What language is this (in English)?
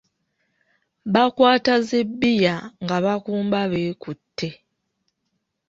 Ganda